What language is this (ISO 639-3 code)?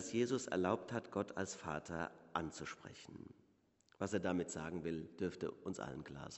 deu